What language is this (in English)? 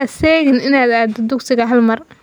Somali